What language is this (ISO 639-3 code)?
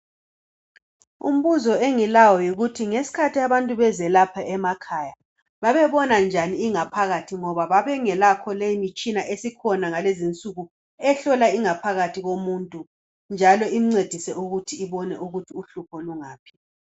nde